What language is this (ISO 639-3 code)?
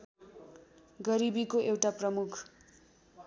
nep